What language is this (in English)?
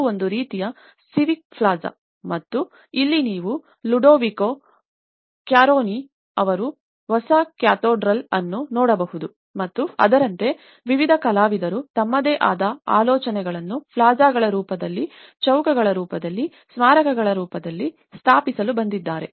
Kannada